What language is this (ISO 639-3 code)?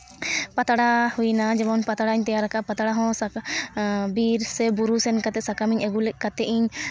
sat